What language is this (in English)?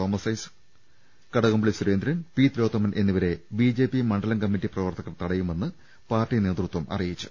Malayalam